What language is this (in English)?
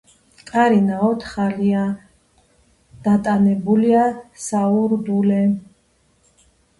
Georgian